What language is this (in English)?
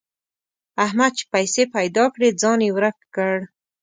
Pashto